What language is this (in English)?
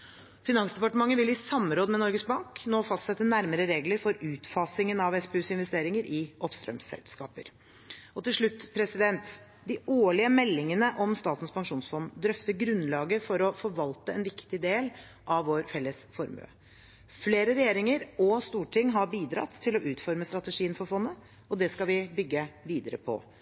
Norwegian Bokmål